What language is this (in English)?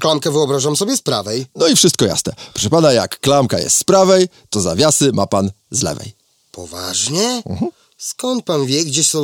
Polish